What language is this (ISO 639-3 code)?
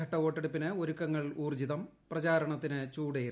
mal